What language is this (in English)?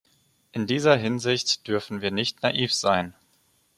German